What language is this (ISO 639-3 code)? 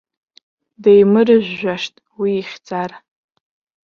abk